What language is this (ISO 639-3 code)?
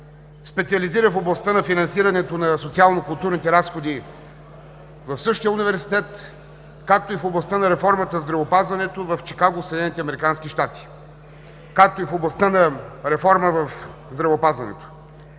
bul